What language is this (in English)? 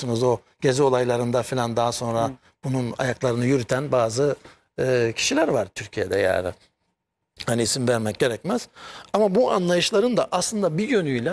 Turkish